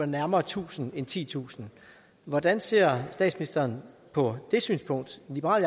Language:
Danish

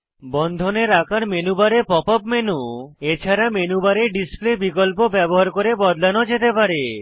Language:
Bangla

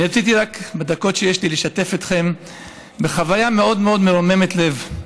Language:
Hebrew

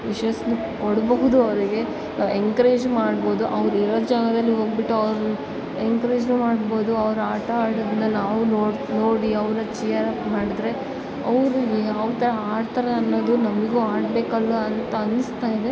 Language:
Kannada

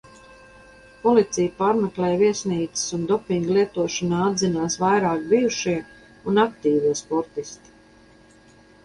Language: Latvian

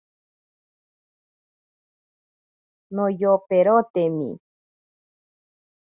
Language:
Ashéninka Perené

